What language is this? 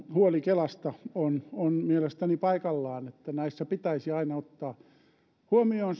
Finnish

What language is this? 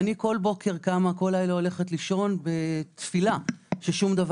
Hebrew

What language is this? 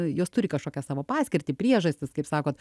Lithuanian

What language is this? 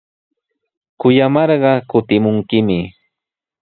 Sihuas Ancash Quechua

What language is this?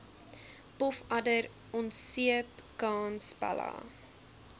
Afrikaans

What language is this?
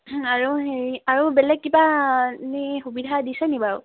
Assamese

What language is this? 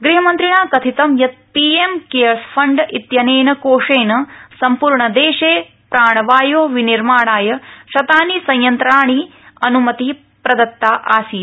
Sanskrit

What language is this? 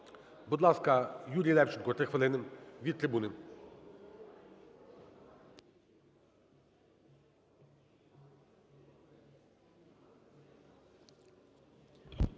Ukrainian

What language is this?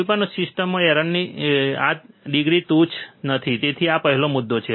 Gujarati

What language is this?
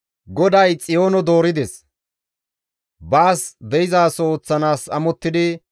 Gamo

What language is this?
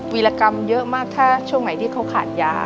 Thai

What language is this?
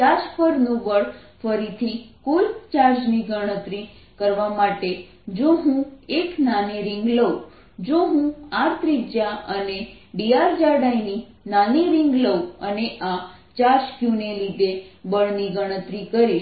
Gujarati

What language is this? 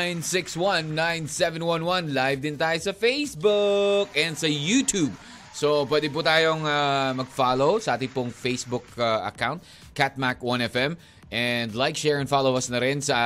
Filipino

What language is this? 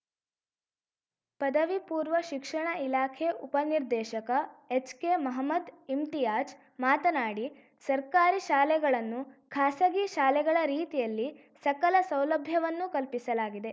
Kannada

